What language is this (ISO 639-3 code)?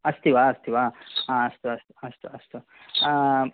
san